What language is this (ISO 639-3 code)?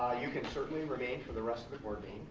eng